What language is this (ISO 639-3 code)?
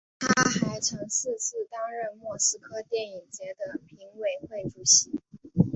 zho